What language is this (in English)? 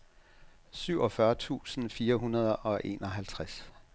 Danish